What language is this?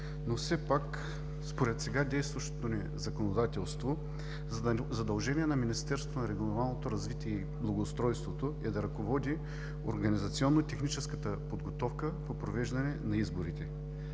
Bulgarian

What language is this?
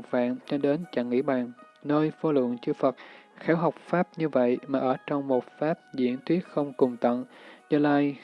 Vietnamese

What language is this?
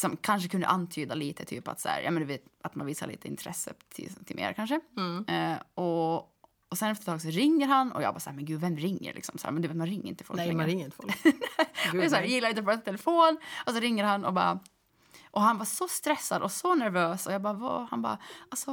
Swedish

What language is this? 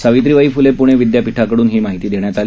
Marathi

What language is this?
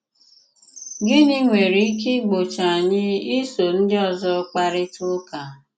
Igbo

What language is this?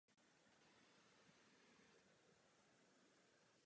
Czech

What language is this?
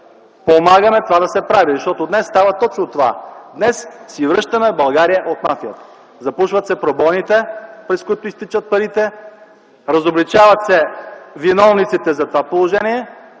Bulgarian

